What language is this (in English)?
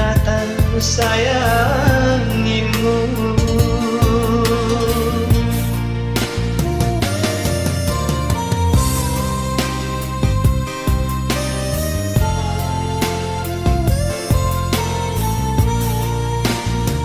Indonesian